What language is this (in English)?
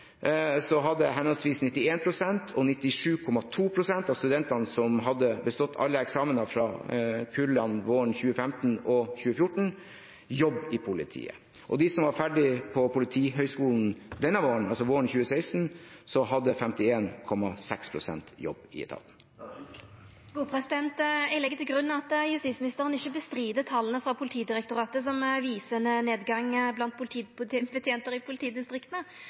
Norwegian